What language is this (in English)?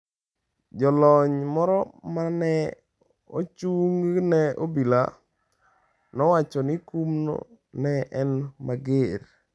Luo (Kenya and Tanzania)